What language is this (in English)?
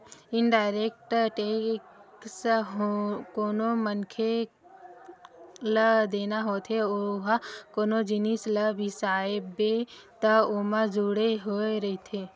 Chhattisgarhi